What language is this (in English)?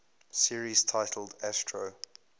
English